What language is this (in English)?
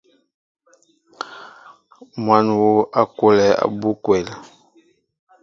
Mbo (Cameroon)